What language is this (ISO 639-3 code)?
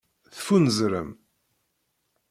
kab